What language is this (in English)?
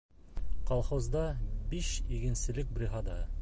Bashkir